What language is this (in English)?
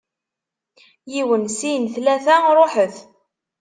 Kabyle